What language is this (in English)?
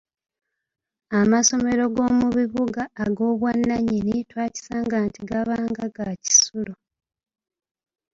Ganda